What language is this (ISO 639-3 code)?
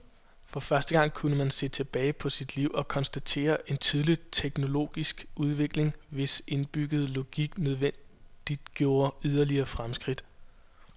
dan